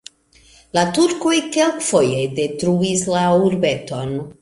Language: Esperanto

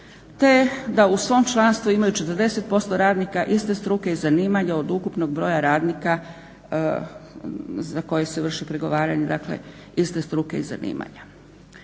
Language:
Croatian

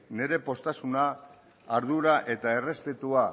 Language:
Basque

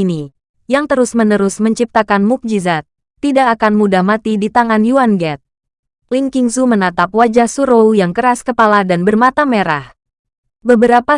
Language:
Indonesian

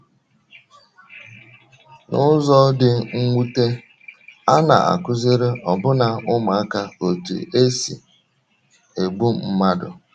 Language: Igbo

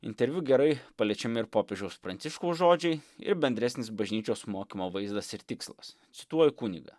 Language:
Lithuanian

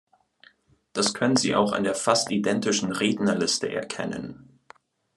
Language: German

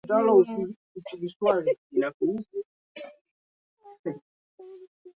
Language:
Swahili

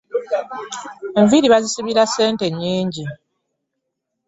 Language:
Ganda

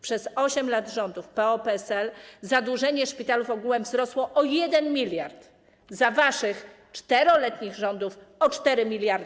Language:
Polish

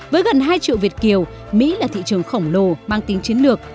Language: Vietnamese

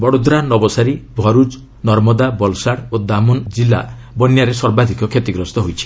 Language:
Odia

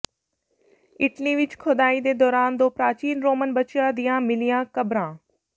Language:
Punjabi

